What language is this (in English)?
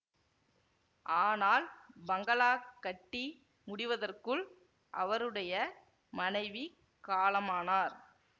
Tamil